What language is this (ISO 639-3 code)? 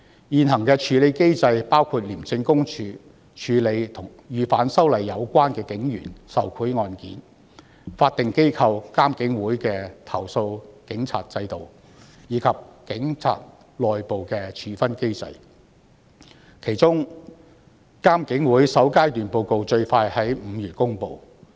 yue